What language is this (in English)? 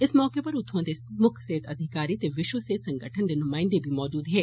Dogri